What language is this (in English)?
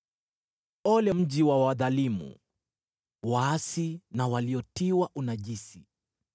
Swahili